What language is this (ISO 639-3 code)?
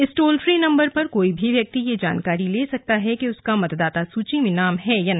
hin